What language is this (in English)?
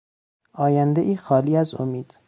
Persian